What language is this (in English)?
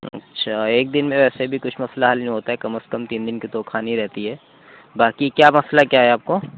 Urdu